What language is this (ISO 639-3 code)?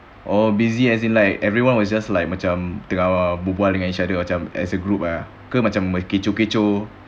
eng